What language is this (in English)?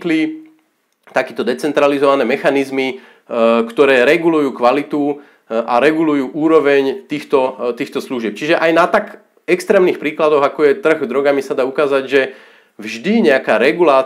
Slovak